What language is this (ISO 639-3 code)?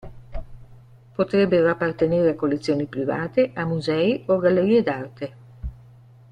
ita